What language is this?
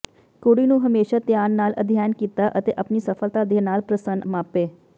Punjabi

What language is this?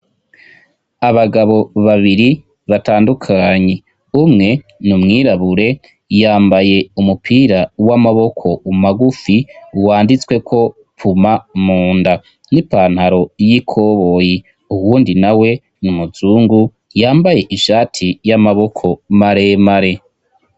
Rundi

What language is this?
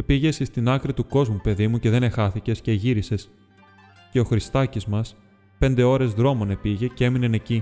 Greek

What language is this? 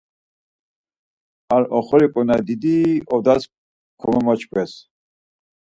Laz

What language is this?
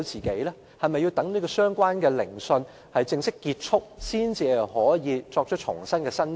Cantonese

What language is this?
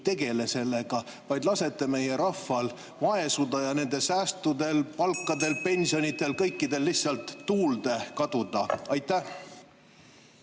Estonian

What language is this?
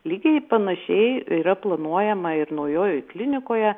Lithuanian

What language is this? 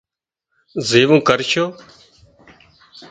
Wadiyara Koli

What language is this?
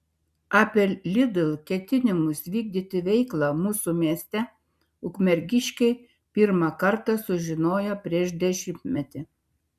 Lithuanian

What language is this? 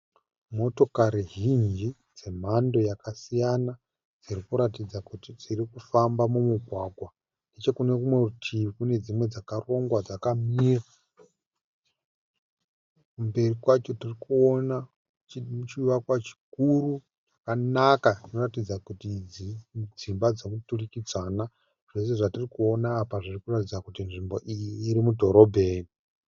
Shona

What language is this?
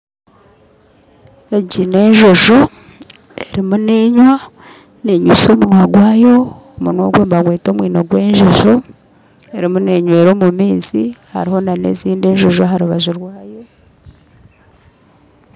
Nyankole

